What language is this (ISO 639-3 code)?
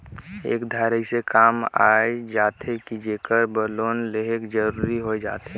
hne